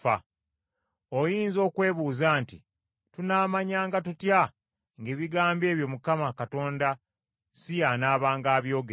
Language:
Ganda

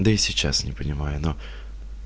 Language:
Russian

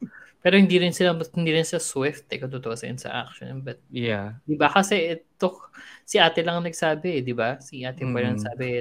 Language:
Filipino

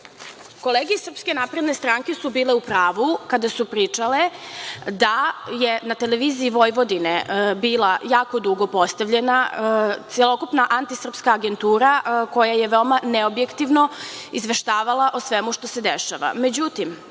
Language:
Serbian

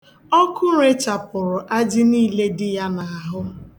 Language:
Igbo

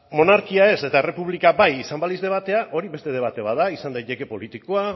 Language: Basque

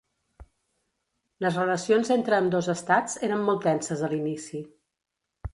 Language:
Catalan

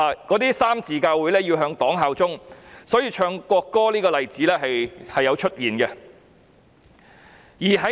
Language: Cantonese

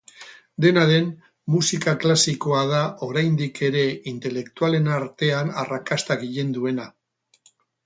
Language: Basque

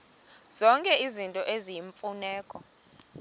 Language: Xhosa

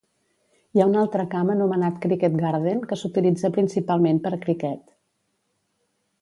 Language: Catalan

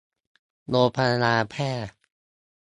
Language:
Thai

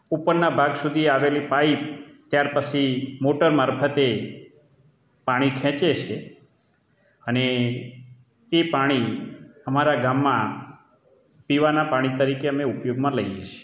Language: Gujarati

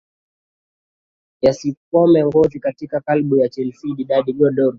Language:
Swahili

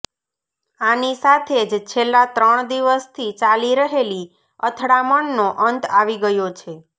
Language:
Gujarati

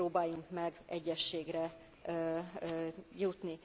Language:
Hungarian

